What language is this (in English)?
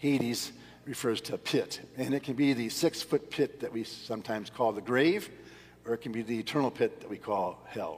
English